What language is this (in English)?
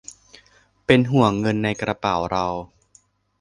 Thai